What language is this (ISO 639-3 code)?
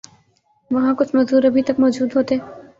urd